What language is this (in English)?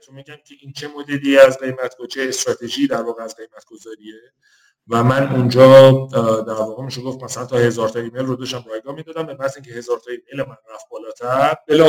Persian